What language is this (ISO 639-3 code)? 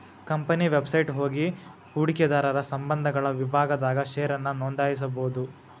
kan